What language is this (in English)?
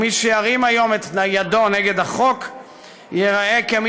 Hebrew